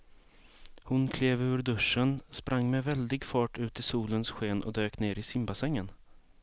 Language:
Swedish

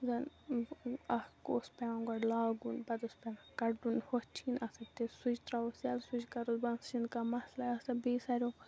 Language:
Kashmiri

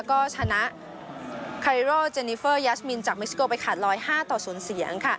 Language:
Thai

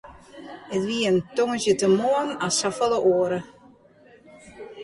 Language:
Western Frisian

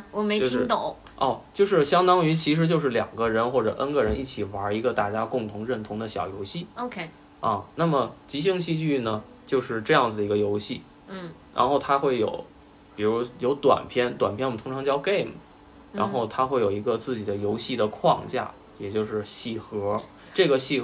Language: Chinese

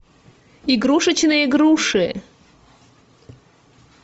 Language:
Russian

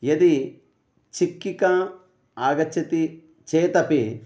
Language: Sanskrit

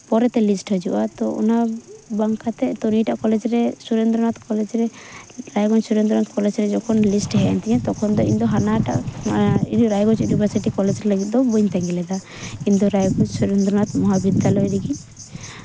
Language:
Santali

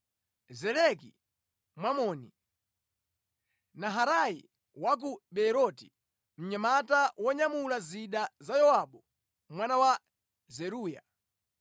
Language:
Nyanja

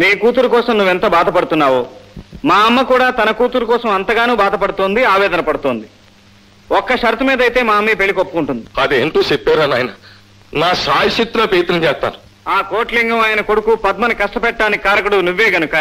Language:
Telugu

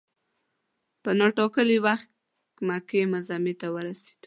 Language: Pashto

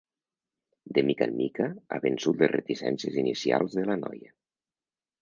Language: Catalan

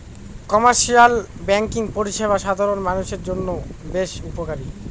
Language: Bangla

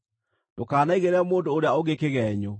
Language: Kikuyu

